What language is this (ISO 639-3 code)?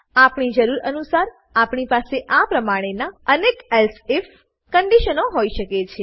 guj